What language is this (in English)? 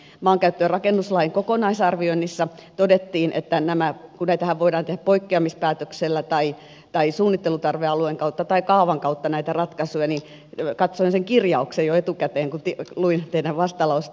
Finnish